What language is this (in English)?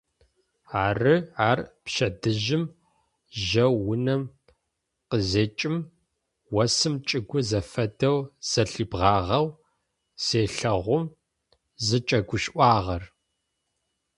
Adyghe